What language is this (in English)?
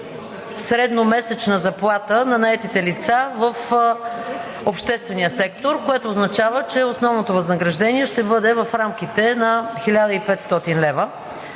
Bulgarian